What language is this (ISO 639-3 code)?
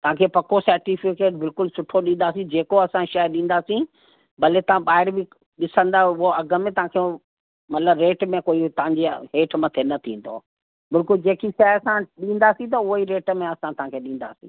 snd